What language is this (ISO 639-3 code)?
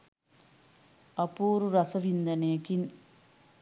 sin